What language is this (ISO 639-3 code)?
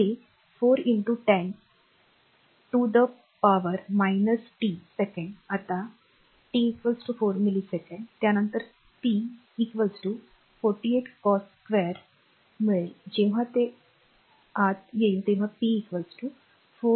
mar